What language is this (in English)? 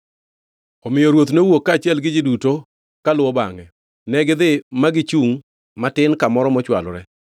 Luo (Kenya and Tanzania)